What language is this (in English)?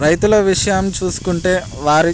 Telugu